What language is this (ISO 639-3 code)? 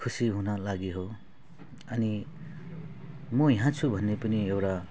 nep